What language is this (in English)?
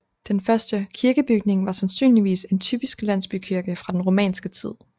Danish